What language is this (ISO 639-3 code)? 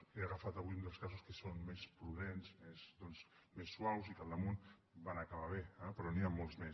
cat